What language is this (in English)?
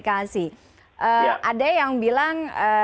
Indonesian